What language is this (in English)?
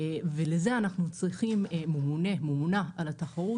Hebrew